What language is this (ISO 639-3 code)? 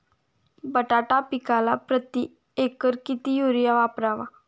mar